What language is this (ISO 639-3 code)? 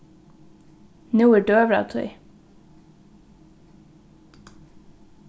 fao